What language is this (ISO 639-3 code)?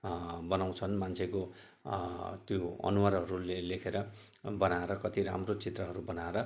nep